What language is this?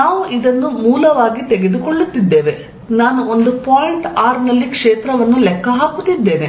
Kannada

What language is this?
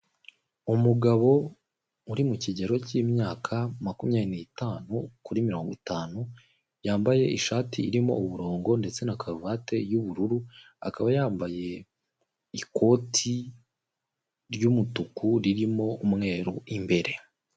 Kinyarwanda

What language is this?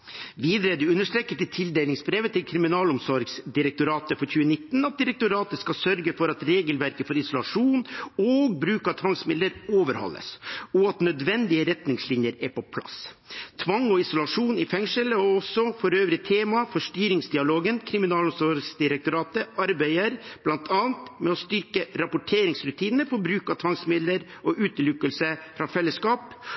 Norwegian Bokmål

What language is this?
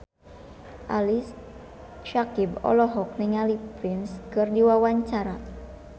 Sundanese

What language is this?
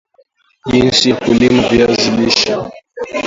Swahili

